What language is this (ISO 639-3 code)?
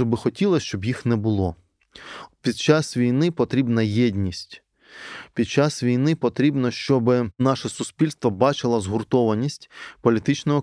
ukr